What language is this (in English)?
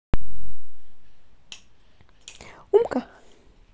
Russian